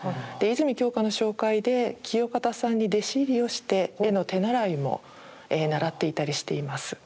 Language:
Japanese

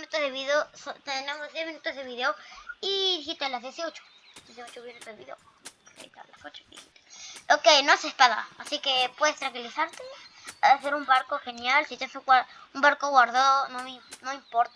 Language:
Spanish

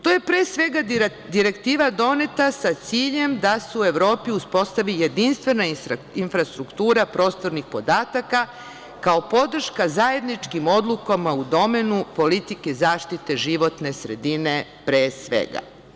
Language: Serbian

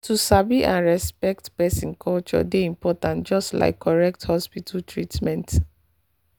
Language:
Nigerian Pidgin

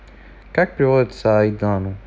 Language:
Russian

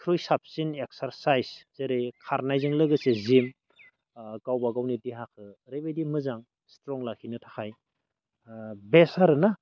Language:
Bodo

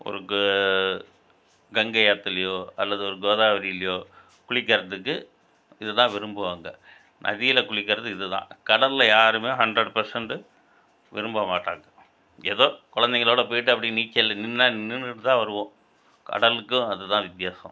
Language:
Tamil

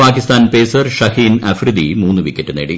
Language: Malayalam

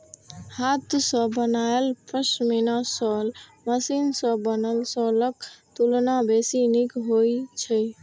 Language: Maithili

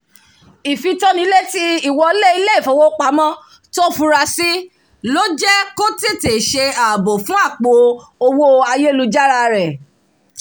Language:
Yoruba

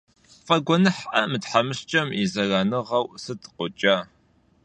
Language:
Kabardian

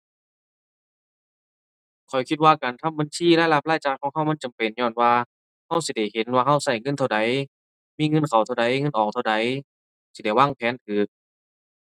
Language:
Thai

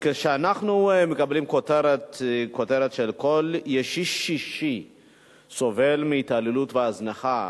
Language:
Hebrew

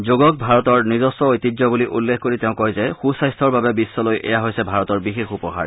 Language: Assamese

